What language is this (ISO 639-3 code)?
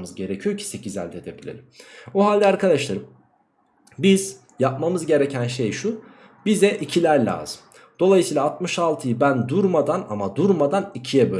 tur